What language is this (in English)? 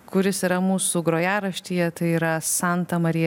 Lithuanian